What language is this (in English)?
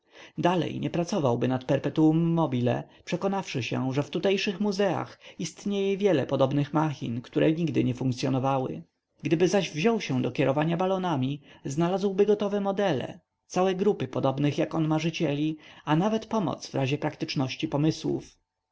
Polish